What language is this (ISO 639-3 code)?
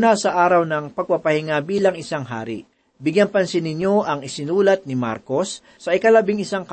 fil